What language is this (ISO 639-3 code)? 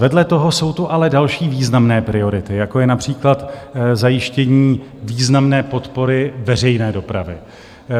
ces